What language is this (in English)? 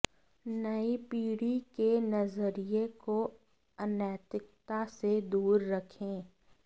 Hindi